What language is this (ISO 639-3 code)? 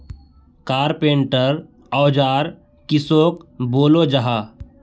mag